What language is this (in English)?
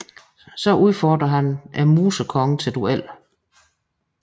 Danish